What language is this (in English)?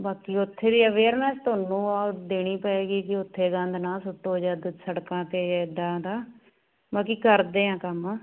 Punjabi